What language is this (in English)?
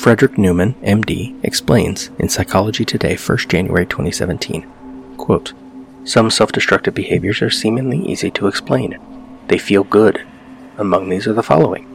English